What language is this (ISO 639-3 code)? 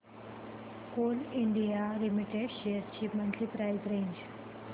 mar